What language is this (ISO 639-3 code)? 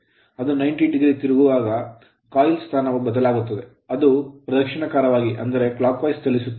kan